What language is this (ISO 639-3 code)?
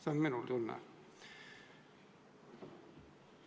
est